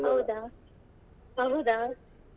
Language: Kannada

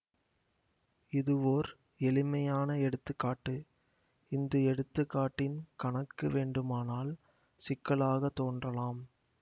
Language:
Tamil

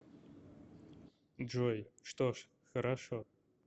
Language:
Russian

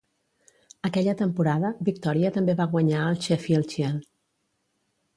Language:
Catalan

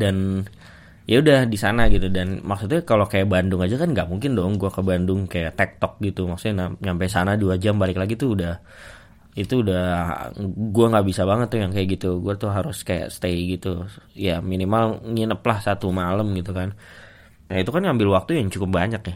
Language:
Indonesian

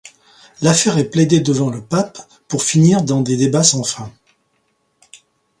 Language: French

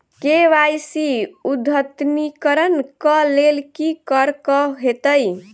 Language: Maithili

